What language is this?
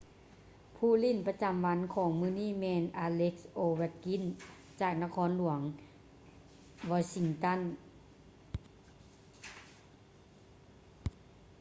Lao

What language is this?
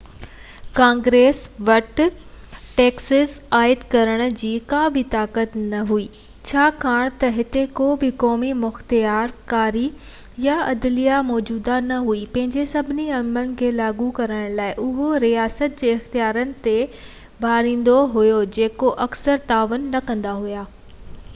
Sindhi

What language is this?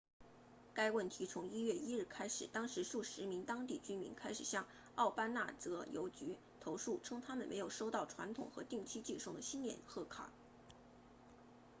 Chinese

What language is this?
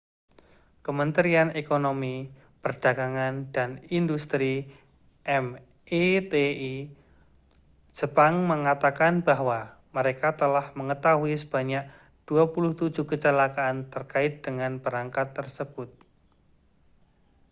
Indonesian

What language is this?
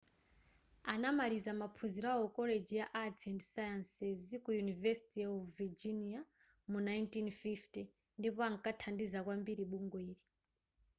Nyanja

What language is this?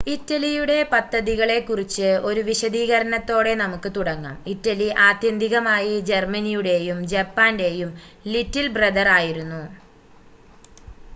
Malayalam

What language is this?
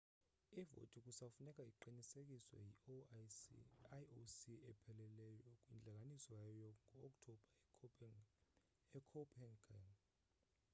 Xhosa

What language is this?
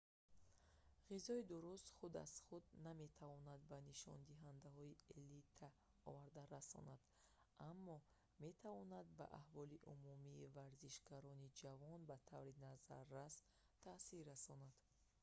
Tajik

